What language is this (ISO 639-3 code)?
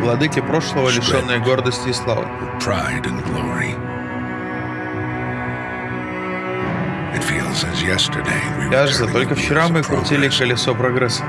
rus